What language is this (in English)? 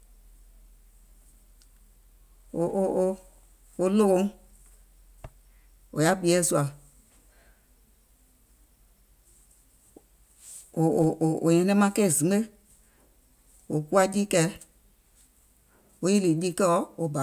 Gola